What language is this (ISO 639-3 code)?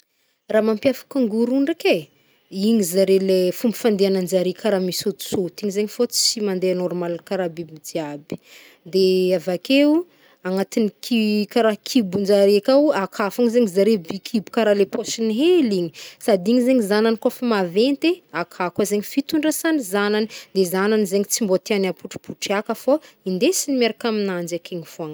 bmm